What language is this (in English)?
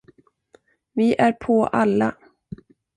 Swedish